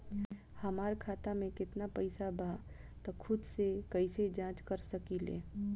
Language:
Bhojpuri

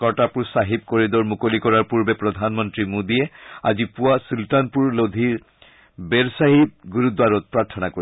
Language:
Assamese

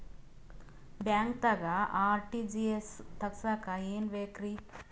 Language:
Kannada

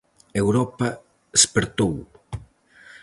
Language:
Galician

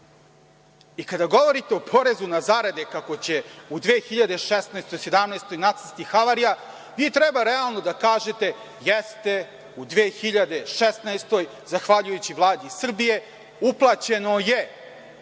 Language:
Serbian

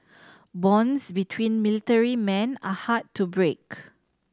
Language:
English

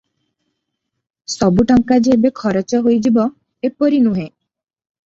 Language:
Odia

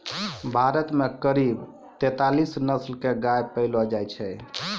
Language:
Maithili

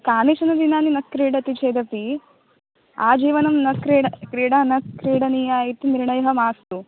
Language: Sanskrit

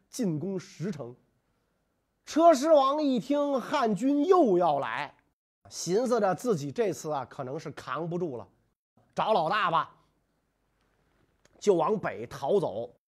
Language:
Chinese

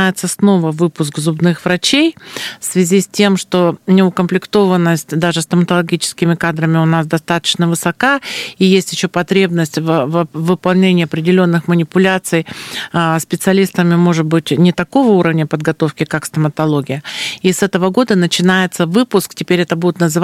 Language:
Russian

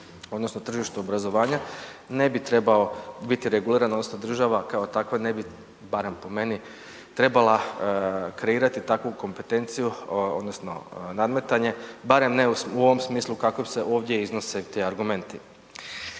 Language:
Croatian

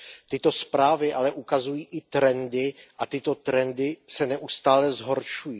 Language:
Czech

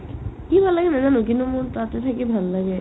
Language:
Assamese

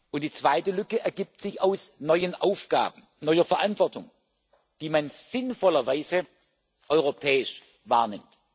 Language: German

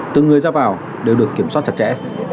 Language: Vietnamese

